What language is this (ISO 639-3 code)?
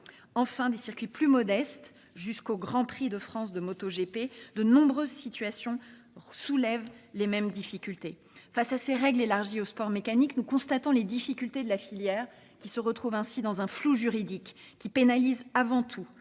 fra